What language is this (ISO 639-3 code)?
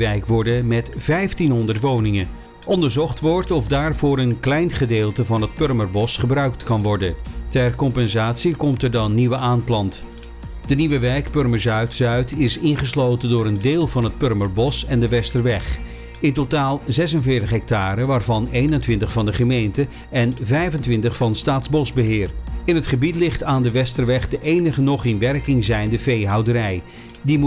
nld